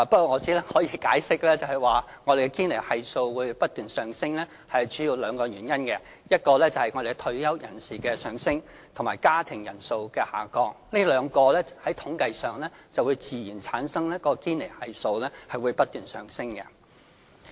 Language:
Cantonese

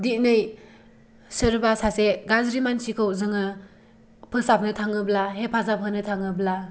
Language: Bodo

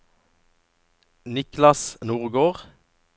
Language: Norwegian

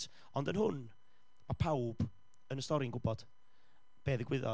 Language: Welsh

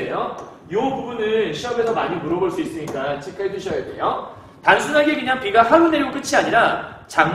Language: Korean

